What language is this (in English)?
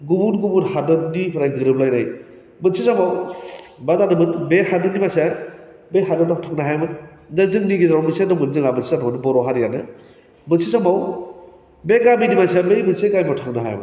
Bodo